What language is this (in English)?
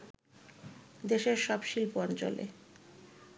Bangla